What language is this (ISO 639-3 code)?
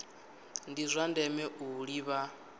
ven